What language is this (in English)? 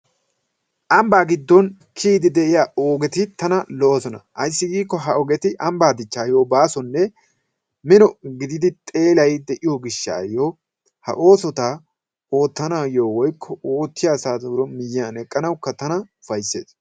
Wolaytta